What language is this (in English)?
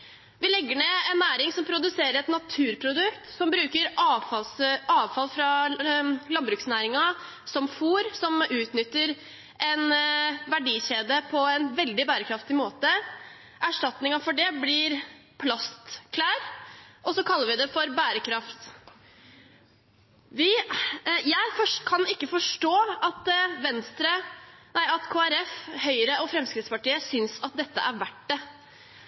Norwegian Bokmål